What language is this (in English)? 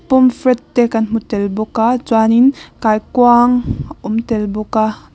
Mizo